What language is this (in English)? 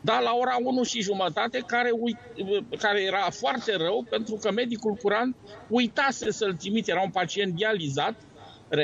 Romanian